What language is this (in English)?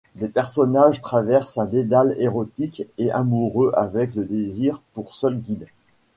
French